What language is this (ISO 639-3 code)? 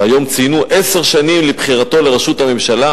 heb